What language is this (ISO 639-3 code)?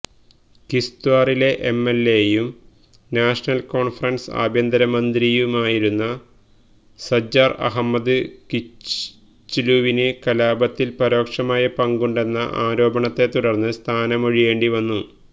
mal